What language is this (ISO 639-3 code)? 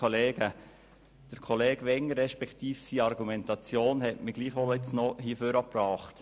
gsw